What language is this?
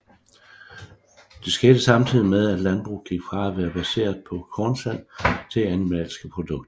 Danish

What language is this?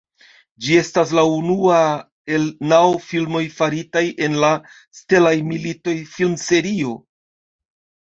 Esperanto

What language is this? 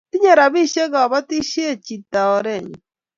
Kalenjin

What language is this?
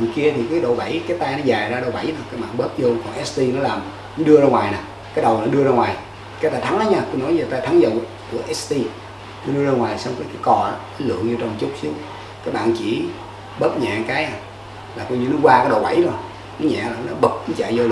Vietnamese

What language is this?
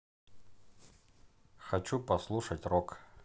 Russian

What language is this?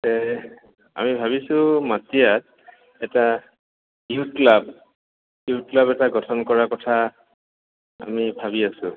Assamese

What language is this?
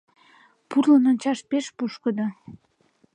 Mari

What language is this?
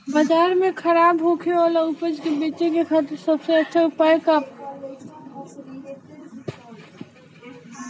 Bhojpuri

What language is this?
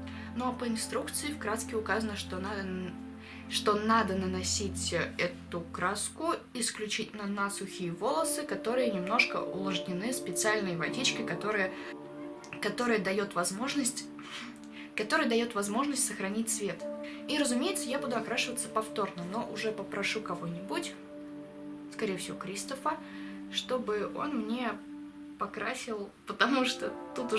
Russian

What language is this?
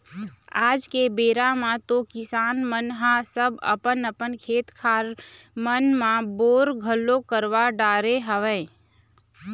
Chhattisgarhi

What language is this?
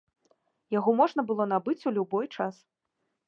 Belarusian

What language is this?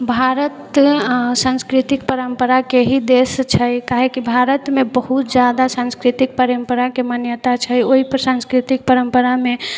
Maithili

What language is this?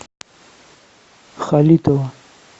Russian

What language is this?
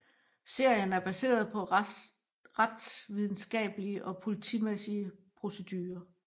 Danish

